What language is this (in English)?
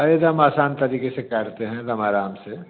Hindi